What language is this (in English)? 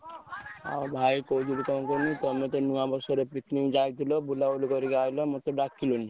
Odia